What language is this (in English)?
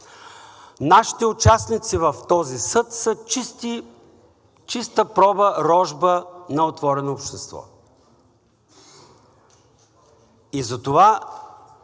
Bulgarian